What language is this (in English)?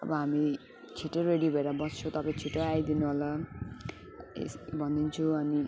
Nepali